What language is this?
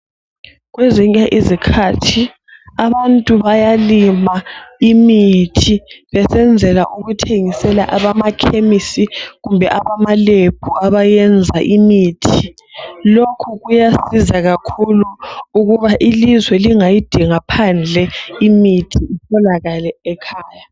North Ndebele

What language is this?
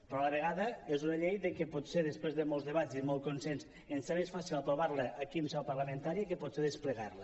Catalan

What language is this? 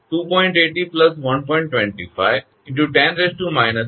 Gujarati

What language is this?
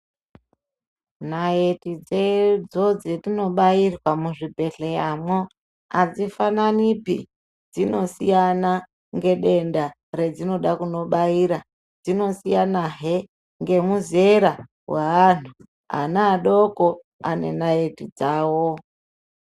Ndau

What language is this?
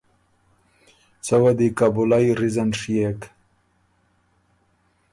Ormuri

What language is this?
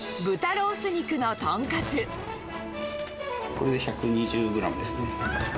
Japanese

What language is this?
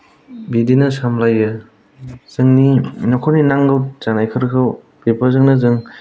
Bodo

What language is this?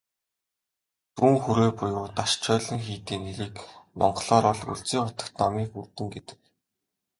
Mongolian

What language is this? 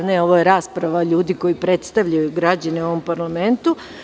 Serbian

